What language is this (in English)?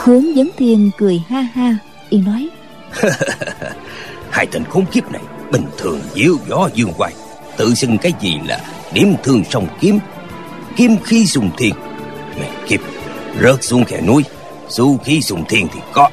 Vietnamese